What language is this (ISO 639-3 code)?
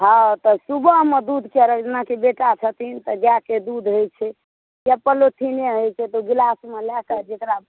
mai